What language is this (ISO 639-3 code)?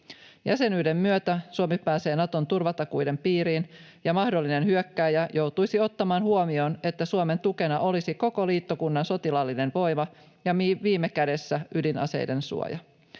fin